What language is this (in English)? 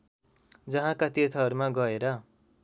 Nepali